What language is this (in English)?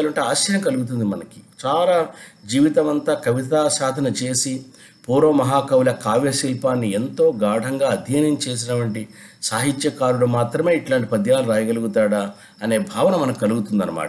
Telugu